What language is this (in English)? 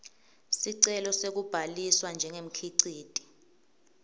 Swati